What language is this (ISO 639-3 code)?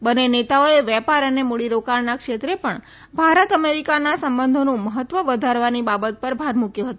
guj